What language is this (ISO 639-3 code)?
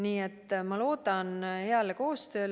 est